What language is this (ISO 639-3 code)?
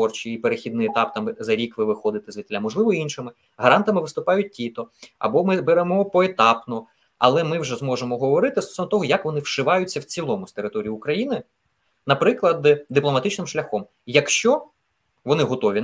ukr